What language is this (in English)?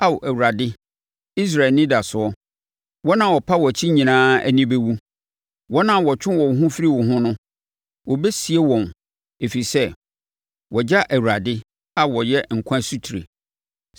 Akan